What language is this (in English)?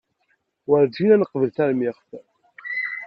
Kabyle